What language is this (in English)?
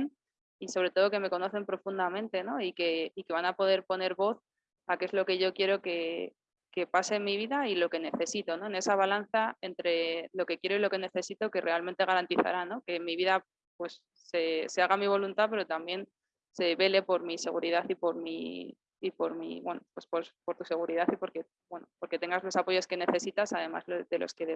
Spanish